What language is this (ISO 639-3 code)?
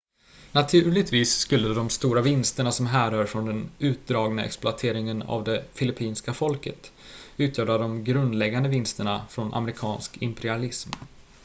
swe